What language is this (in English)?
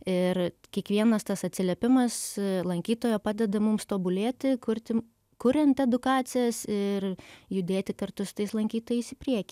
Lithuanian